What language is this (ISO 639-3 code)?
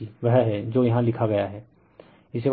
hin